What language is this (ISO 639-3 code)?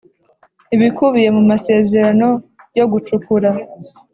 kin